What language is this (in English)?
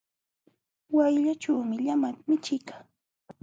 Jauja Wanca Quechua